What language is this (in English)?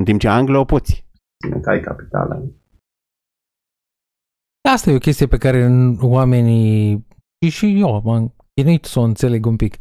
Romanian